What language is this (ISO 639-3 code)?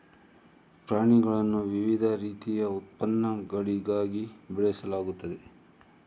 kan